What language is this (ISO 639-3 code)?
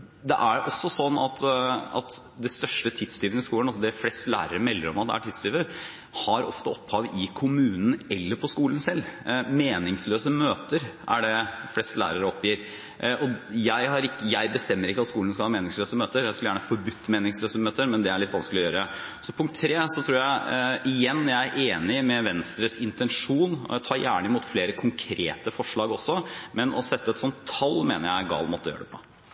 nob